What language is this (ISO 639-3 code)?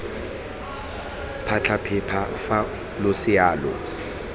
tsn